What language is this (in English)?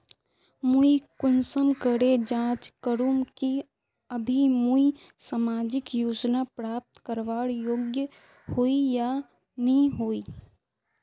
Magahi